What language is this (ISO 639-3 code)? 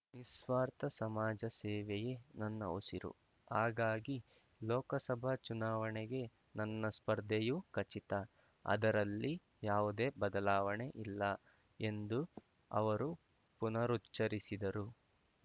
kan